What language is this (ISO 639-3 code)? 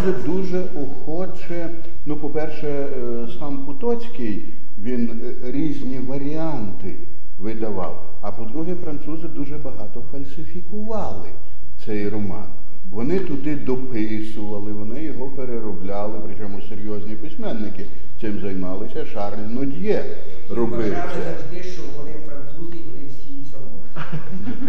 ukr